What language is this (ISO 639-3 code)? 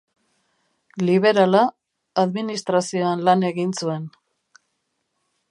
eus